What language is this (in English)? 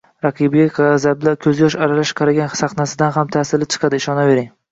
Uzbek